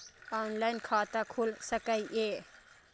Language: Maithili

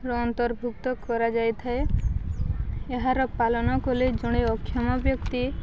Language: Odia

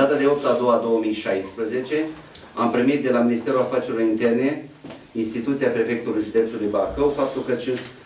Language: Romanian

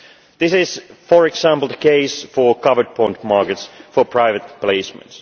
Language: English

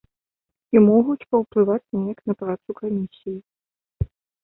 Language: Belarusian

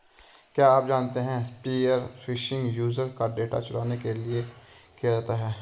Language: Hindi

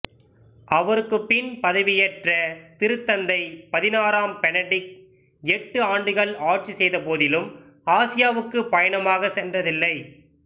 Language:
Tamil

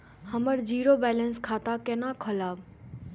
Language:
Maithili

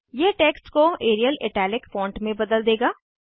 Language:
Hindi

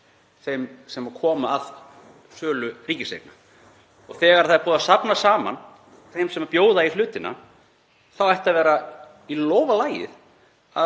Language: Icelandic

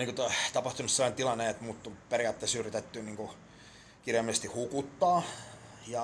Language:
Finnish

